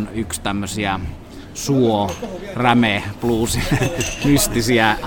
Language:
Finnish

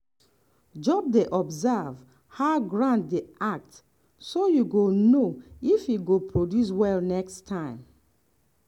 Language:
Nigerian Pidgin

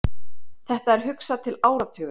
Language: Icelandic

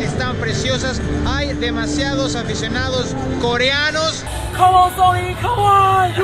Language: Spanish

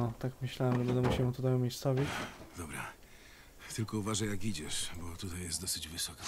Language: Polish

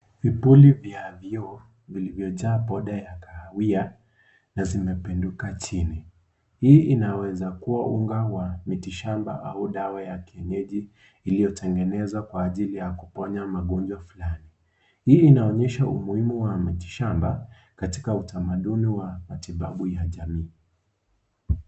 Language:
Swahili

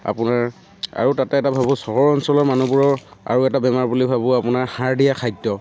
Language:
Assamese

